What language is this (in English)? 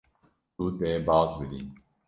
Kurdish